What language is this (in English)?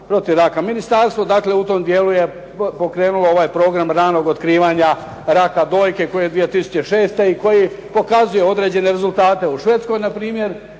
Croatian